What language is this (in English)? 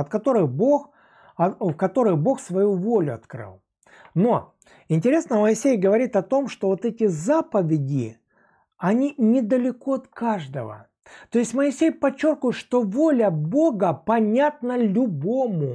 Russian